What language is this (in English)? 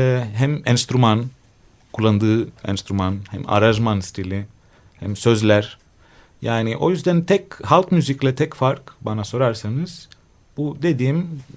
Turkish